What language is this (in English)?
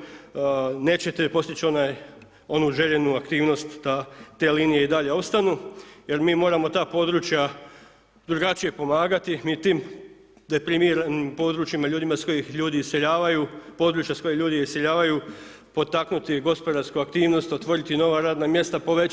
Croatian